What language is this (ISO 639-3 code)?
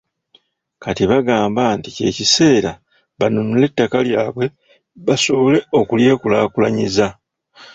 lug